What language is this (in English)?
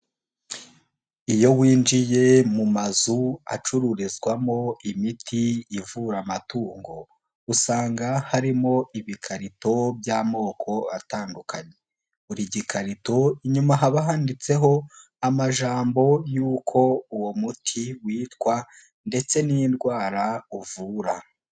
Kinyarwanda